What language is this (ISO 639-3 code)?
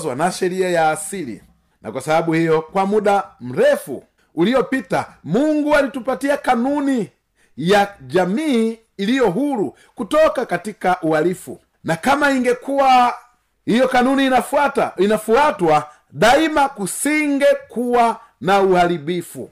swa